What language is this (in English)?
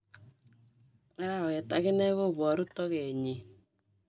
Kalenjin